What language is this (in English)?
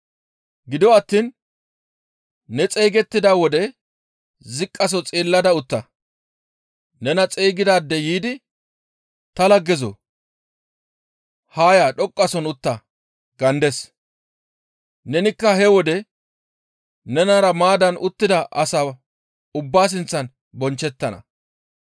Gamo